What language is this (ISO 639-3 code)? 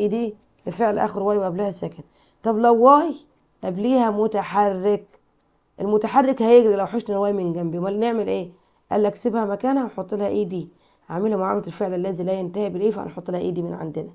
ara